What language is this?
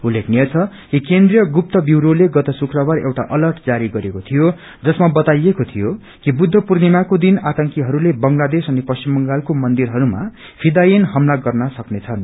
Nepali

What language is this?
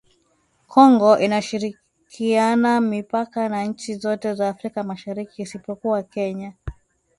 Swahili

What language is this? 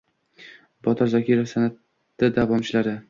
Uzbek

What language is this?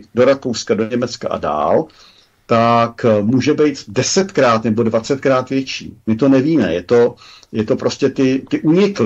Czech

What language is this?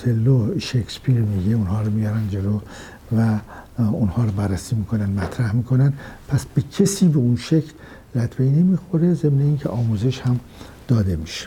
Persian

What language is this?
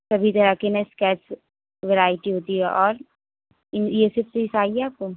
Urdu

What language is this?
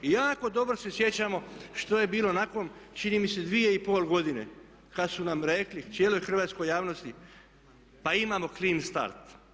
Croatian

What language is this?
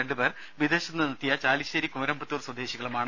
Malayalam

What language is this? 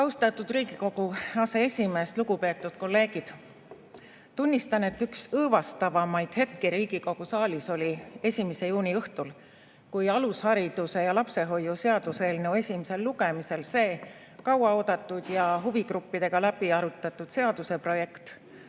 Estonian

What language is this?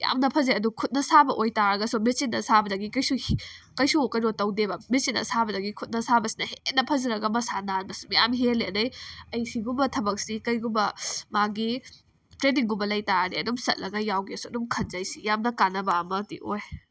Manipuri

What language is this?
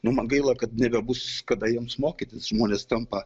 Lithuanian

